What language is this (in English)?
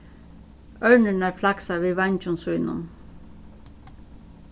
Faroese